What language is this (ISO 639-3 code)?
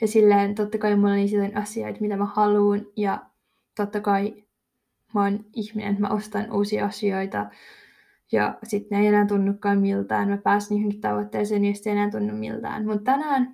fin